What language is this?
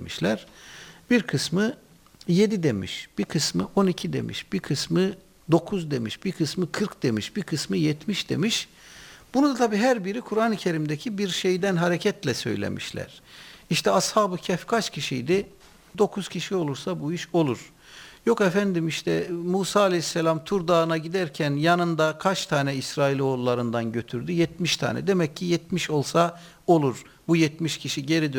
Turkish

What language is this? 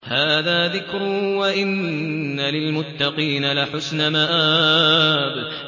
Arabic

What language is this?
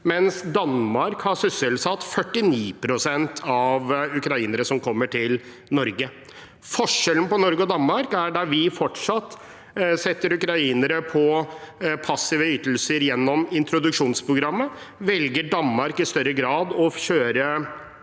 Norwegian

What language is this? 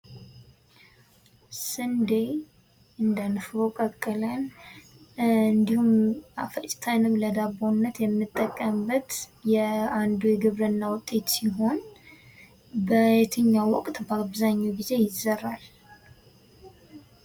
Amharic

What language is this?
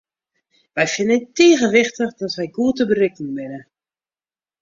Western Frisian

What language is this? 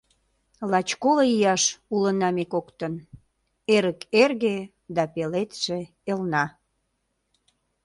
Mari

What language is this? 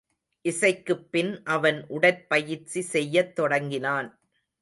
Tamil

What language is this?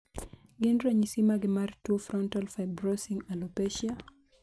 Luo (Kenya and Tanzania)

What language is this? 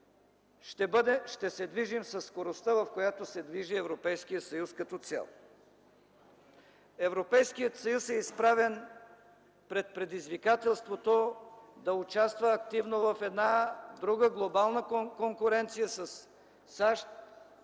Bulgarian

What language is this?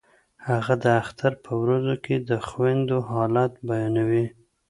Pashto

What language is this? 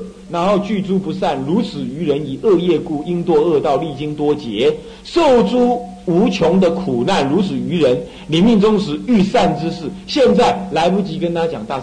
Chinese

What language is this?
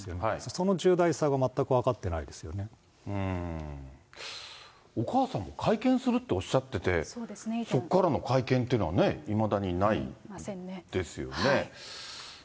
Japanese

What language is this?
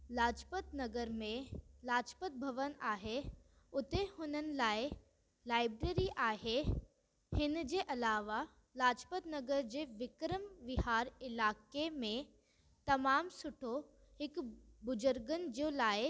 Sindhi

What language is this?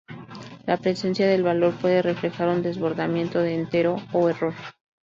Spanish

